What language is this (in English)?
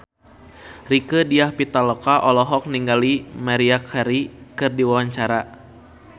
Sundanese